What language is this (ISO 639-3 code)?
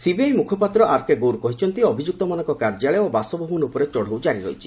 ori